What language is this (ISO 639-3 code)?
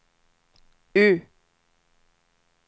swe